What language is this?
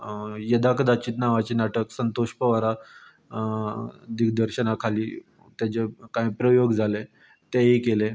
Konkani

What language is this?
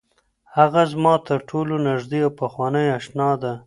Pashto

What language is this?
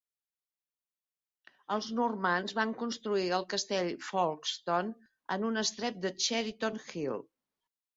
Catalan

